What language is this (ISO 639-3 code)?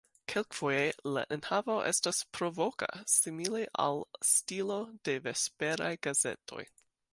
epo